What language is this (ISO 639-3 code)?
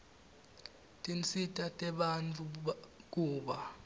ssw